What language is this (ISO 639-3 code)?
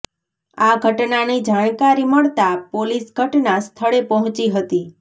guj